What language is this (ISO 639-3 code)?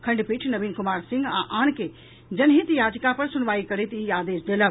mai